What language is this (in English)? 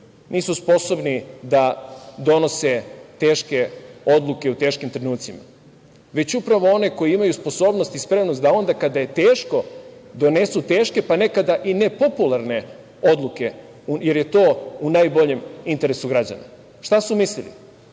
Serbian